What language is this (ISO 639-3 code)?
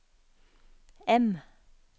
nor